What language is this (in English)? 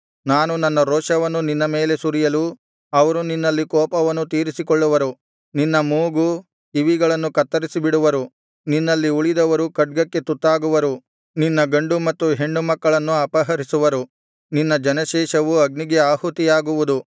Kannada